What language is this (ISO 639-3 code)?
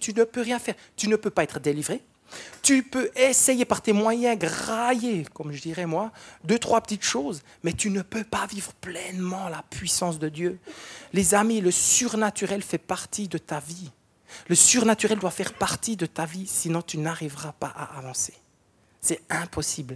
fra